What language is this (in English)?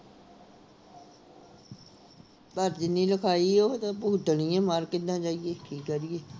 Punjabi